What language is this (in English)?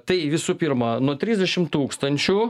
Lithuanian